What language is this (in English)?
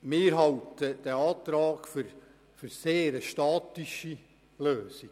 Swiss German